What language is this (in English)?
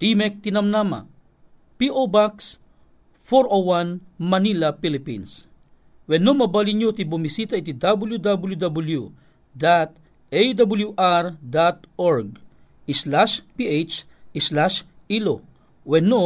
Filipino